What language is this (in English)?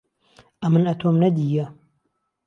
Central Kurdish